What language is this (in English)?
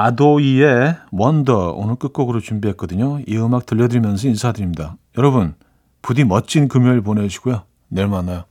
Korean